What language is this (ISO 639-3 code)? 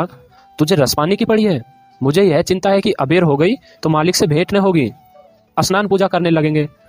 hin